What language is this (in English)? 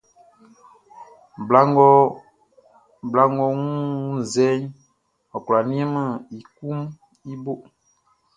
Baoulé